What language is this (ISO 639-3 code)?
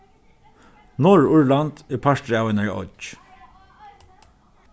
fao